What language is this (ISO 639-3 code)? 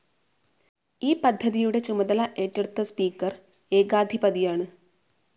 mal